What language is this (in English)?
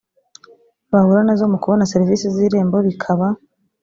Kinyarwanda